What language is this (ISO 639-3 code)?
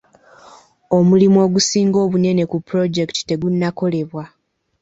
lug